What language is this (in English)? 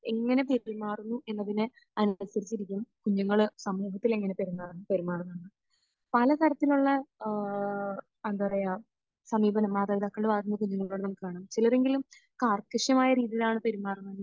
Malayalam